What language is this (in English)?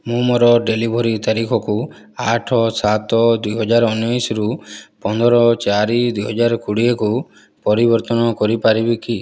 Odia